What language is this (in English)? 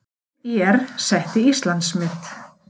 Icelandic